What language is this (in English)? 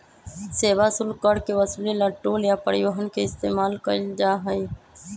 Magahi